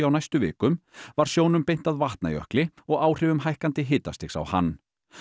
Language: Icelandic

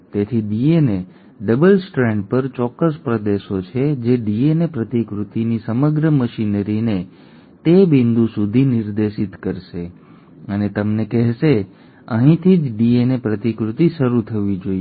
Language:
Gujarati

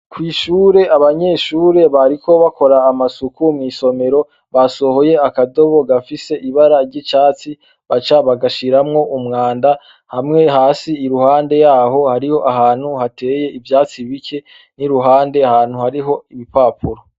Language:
Rundi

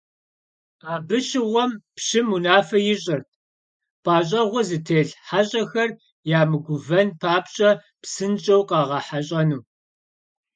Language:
Kabardian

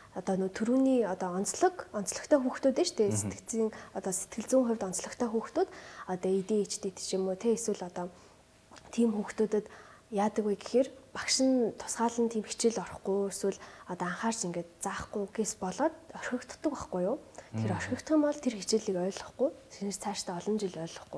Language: Arabic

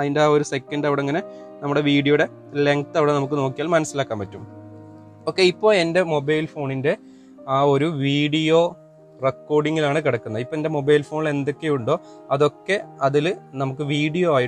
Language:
Malayalam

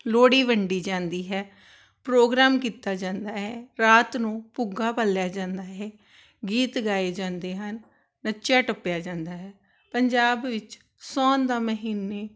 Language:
Punjabi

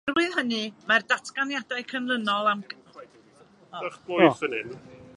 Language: Welsh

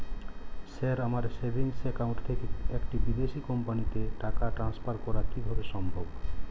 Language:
Bangla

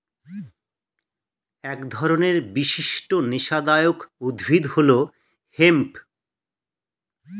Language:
Bangla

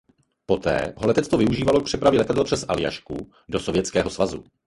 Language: Czech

